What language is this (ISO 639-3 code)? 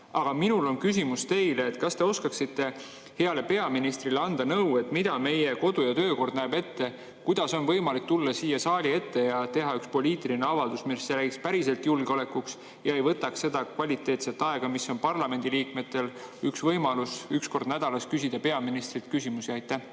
est